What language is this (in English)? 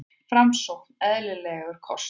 Icelandic